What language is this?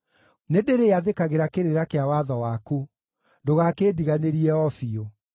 Kikuyu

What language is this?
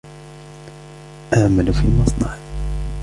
Arabic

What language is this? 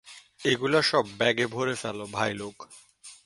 Bangla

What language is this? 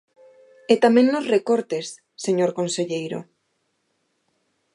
Galician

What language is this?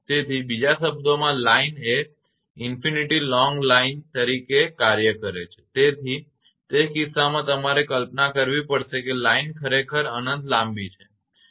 Gujarati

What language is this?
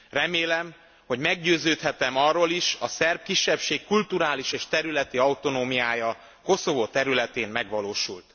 Hungarian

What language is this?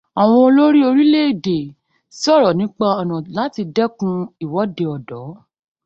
Yoruba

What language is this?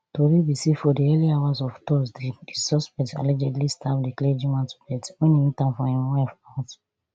Nigerian Pidgin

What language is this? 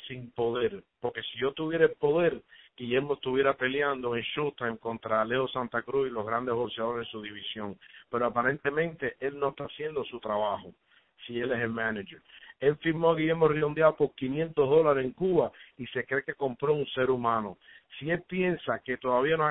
Spanish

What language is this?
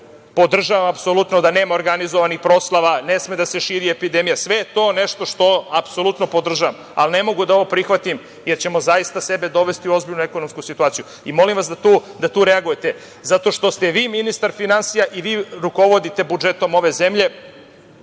Serbian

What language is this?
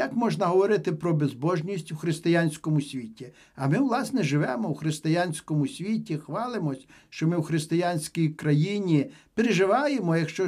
Ukrainian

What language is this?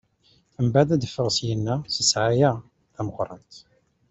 Kabyle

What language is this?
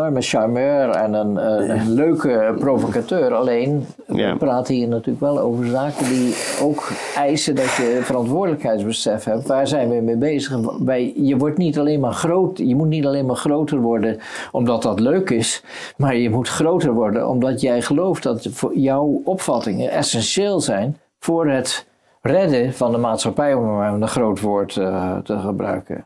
Dutch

